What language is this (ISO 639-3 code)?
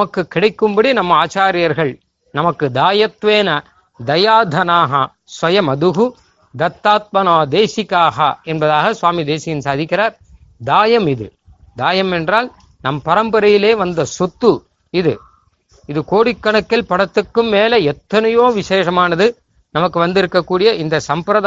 tam